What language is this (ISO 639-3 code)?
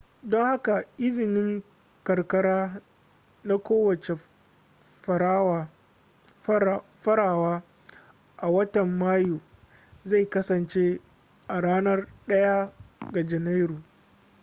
hau